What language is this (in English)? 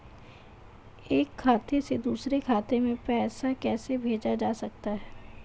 Hindi